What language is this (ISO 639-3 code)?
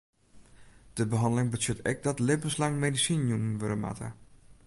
fry